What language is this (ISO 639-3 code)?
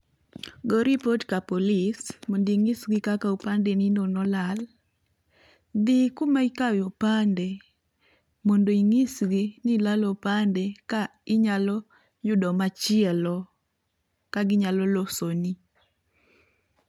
luo